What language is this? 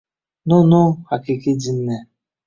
Uzbek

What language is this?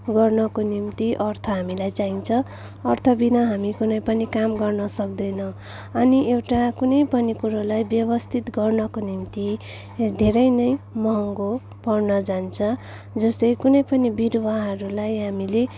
Nepali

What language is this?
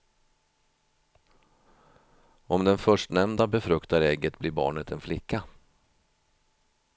Swedish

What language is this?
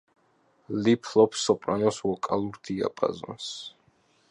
Georgian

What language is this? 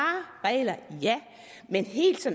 Danish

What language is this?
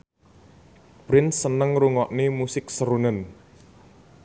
Javanese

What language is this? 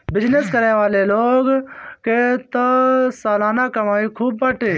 Bhojpuri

